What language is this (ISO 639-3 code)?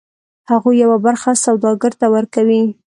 pus